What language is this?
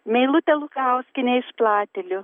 Lithuanian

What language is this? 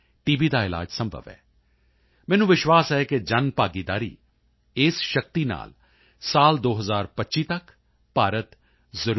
Punjabi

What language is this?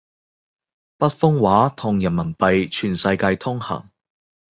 Cantonese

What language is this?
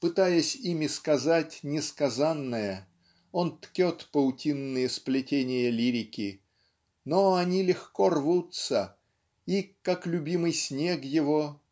Russian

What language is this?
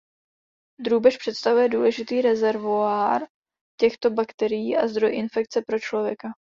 Czech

